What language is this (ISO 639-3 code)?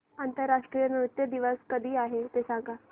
mar